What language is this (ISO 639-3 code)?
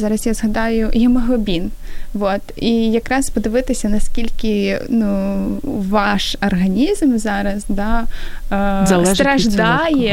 ukr